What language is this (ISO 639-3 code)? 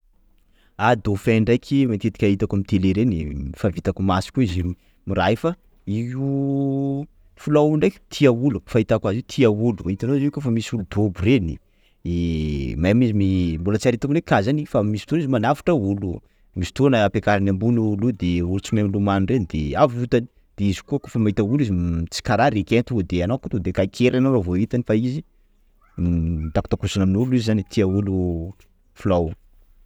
skg